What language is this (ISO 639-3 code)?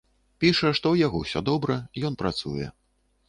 bel